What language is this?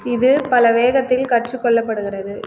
Tamil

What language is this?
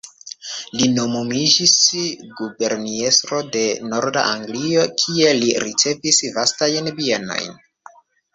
Esperanto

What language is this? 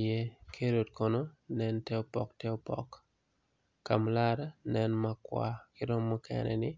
Acoli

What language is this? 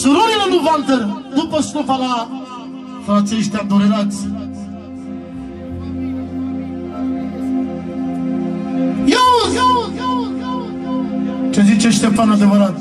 Romanian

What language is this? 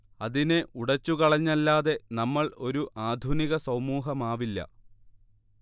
Malayalam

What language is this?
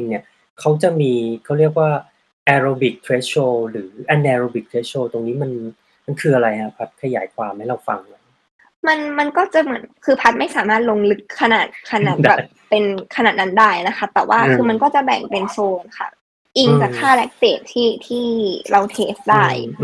Thai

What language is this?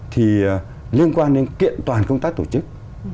Vietnamese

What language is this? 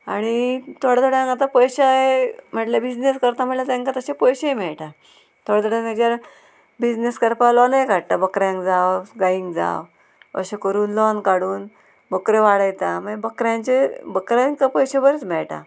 Konkani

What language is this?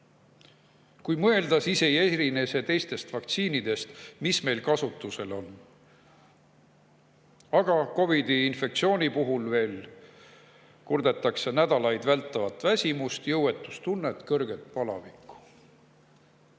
Estonian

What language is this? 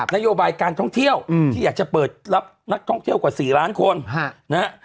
Thai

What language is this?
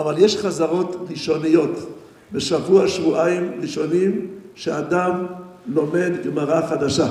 Hebrew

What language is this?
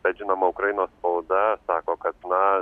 Lithuanian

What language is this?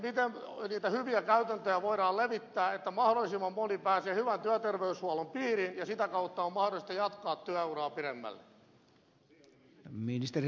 Finnish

